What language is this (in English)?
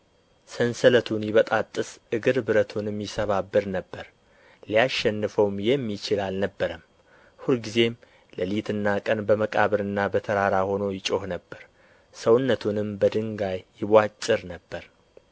Amharic